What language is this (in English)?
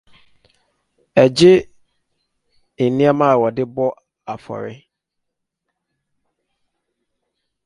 Akan